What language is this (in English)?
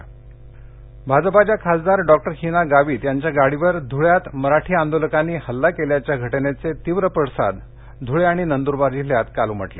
Marathi